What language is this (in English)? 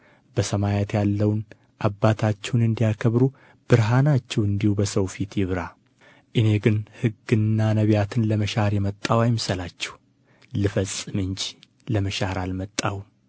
Amharic